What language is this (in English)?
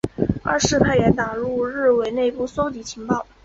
Chinese